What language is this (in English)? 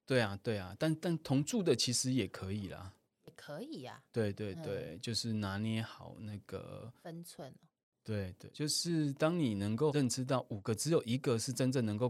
Chinese